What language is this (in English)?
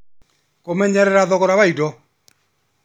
Kikuyu